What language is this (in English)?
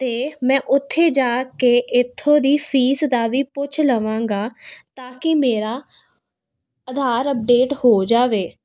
Punjabi